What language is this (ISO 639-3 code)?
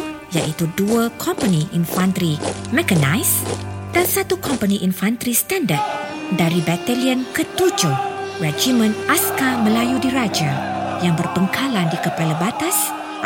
msa